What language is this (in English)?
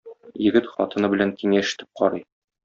Tatar